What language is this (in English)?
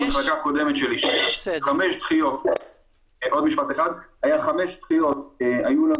Hebrew